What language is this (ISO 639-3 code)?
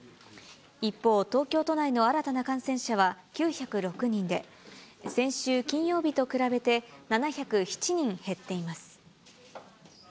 jpn